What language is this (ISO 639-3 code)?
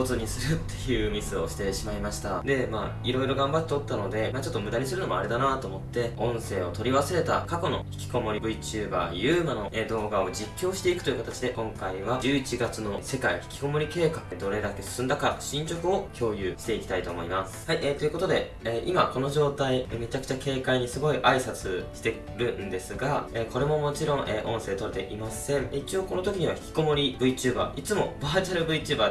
jpn